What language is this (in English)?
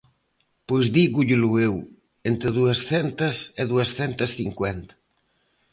Galician